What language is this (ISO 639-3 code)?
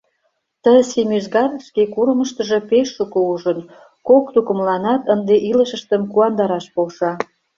chm